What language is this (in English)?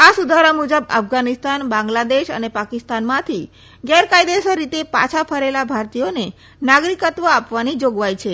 Gujarati